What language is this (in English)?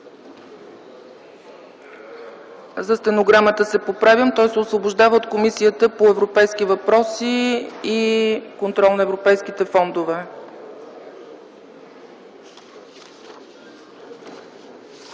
Bulgarian